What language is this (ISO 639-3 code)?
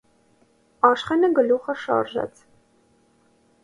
hye